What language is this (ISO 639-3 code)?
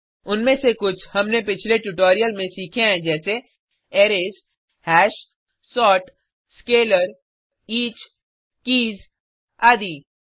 hin